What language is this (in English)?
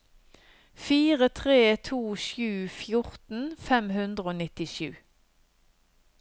Norwegian